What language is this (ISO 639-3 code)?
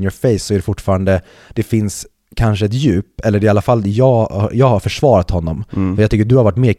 swe